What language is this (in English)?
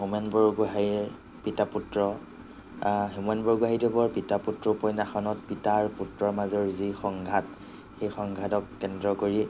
Assamese